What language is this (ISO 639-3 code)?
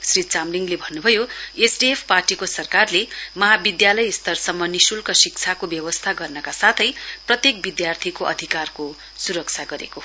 nep